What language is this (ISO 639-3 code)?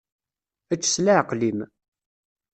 kab